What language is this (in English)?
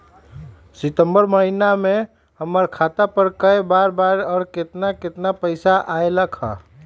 Magahi